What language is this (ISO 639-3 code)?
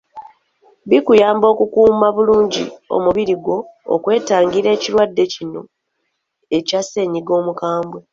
lug